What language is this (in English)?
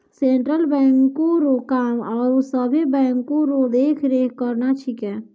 Maithili